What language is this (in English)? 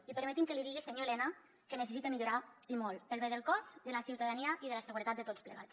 Catalan